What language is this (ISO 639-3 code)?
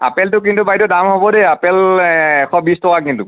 asm